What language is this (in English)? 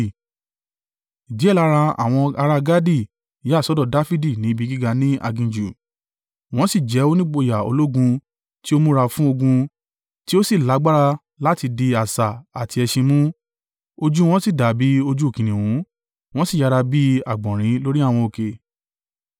Yoruba